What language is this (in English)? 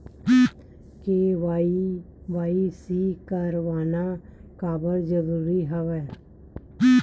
Chhattisgarhi